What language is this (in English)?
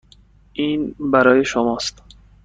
Persian